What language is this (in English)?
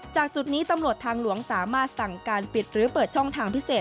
Thai